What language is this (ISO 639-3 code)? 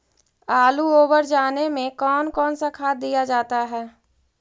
mag